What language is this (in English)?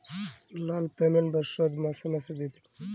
Bangla